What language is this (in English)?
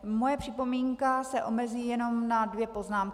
Czech